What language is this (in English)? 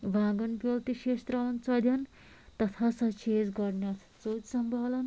Kashmiri